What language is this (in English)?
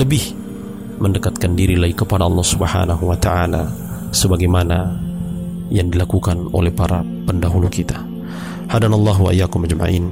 Malay